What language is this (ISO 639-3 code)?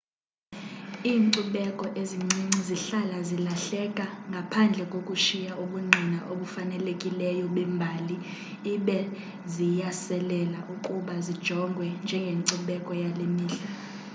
xho